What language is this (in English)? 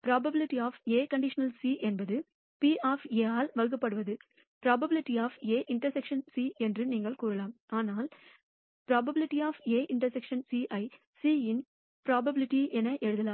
Tamil